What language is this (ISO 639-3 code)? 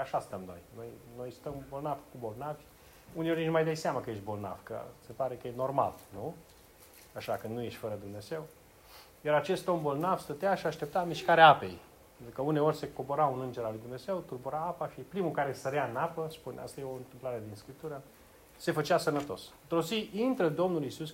ron